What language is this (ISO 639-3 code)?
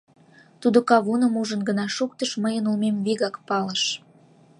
chm